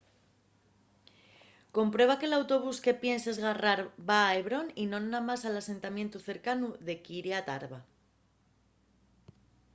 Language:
Asturian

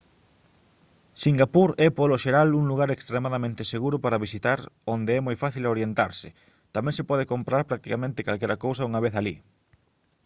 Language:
Galician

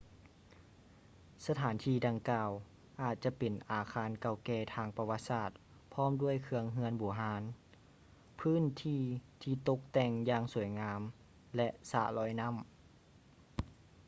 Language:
Lao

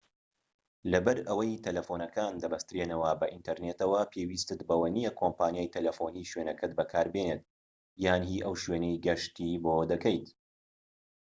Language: Central Kurdish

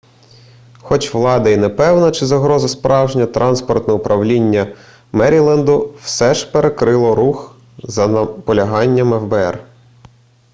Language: Ukrainian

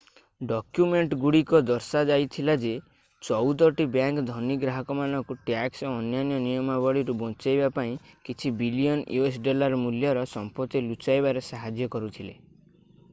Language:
Odia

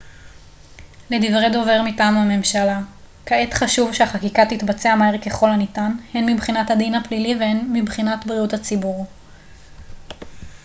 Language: Hebrew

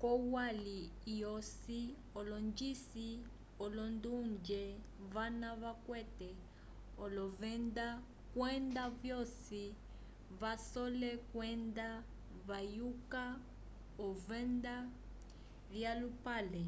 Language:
Umbundu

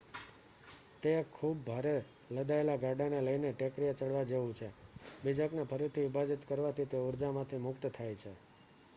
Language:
Gujarati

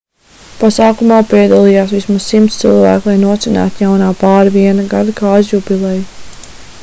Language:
Latvian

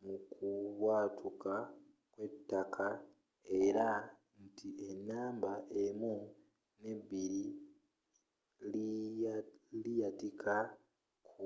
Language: Ganda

